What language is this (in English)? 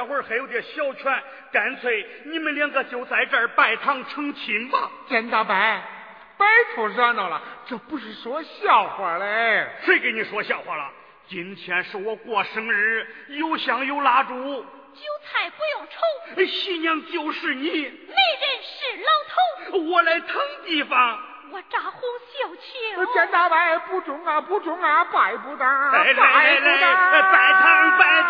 Chinese